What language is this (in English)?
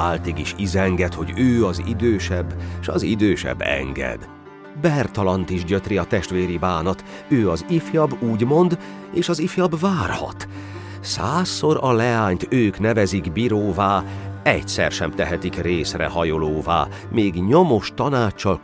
Hungarian